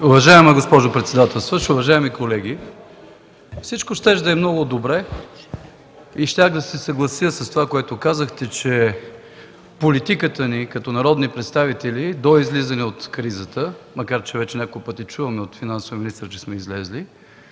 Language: Bulgarian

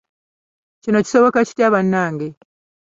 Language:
Ganda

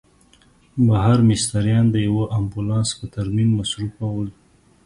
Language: Pashto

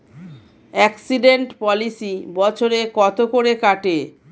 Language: Bangla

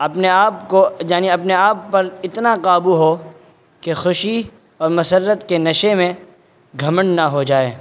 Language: Urdu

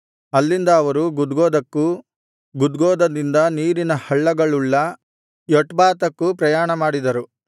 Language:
Kannada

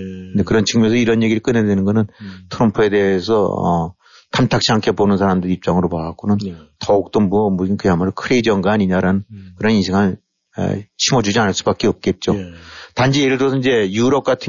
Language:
Korean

